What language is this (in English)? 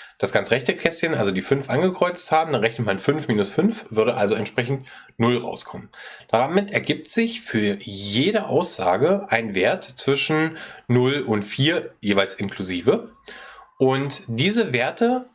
German